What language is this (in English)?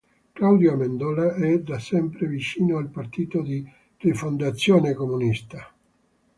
Italian